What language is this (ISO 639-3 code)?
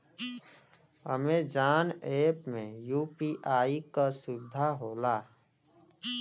bho